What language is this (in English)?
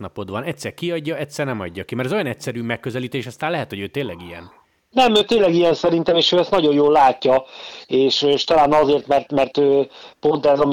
Hungarian